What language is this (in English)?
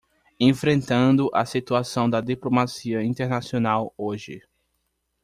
Portuguese